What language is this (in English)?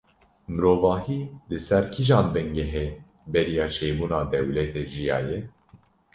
Kurdish